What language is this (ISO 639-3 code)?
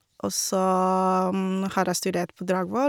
nor